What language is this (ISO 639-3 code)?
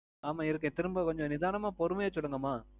tam